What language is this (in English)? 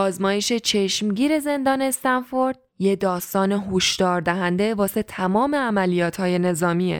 Persian